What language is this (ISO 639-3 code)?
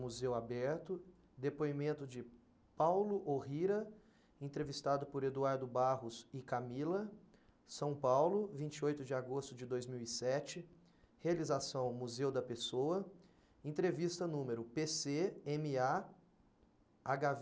por